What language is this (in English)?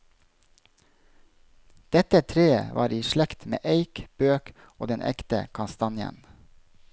Norwegian